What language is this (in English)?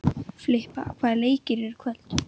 Icelandic